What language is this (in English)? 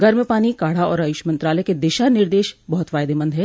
Hindi